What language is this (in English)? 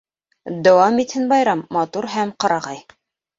Bashkir